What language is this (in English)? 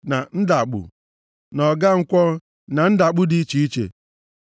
Igbo